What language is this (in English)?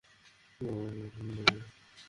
Bangla